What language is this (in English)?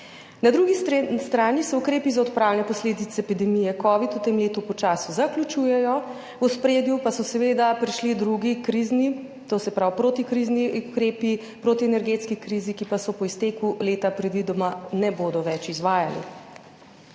Slovenian